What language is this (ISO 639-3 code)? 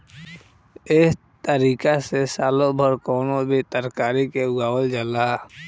bho